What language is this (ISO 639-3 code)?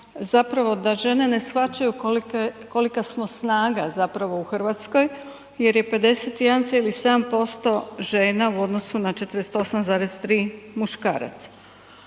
hrv